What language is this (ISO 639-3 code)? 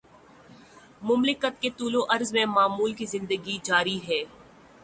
urd